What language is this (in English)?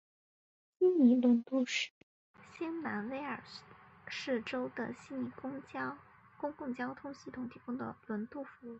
Chinese